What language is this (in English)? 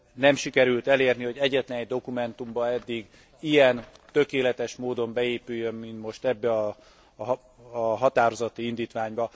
Hungarian